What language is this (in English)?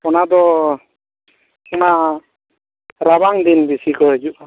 Santali